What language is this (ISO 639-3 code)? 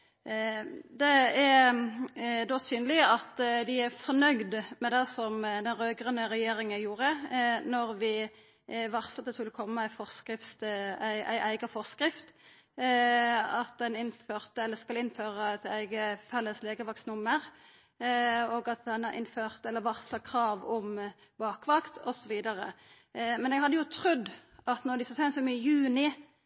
nno